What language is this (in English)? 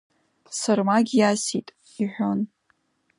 Abkhazian